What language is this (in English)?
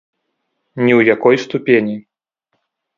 Belarusian